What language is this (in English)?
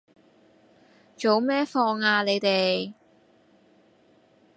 Cantonese